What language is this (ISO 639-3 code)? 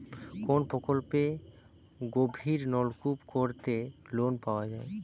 ben